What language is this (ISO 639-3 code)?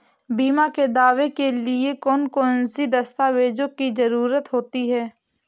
hin